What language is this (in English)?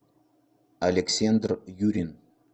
Russian